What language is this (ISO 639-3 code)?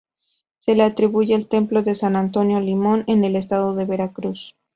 spa